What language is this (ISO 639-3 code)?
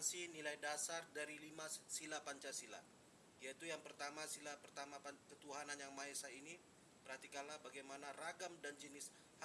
ind